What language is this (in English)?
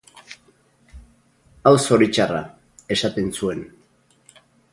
Basque